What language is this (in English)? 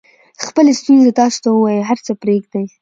Pashto